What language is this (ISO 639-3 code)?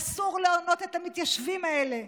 heb